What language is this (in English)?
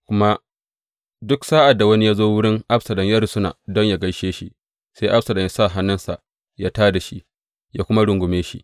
Hausa